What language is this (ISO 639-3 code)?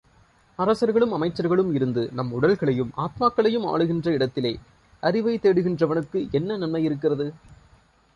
tam